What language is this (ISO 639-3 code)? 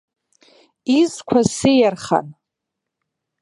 abk